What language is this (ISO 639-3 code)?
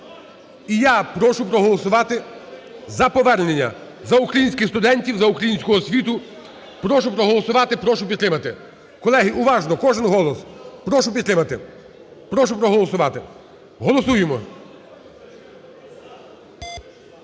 ukr